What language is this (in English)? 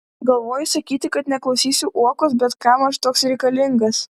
Lithuanian